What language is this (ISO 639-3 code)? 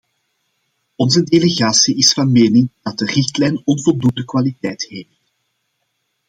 nld